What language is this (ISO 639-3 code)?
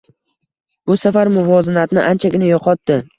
uzb